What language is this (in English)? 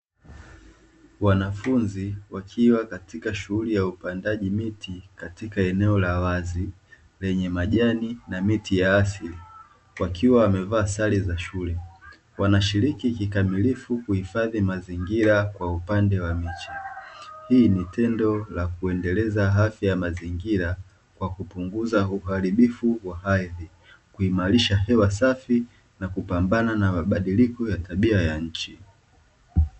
Swahili